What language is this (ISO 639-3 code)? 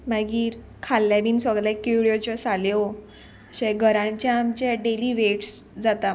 kok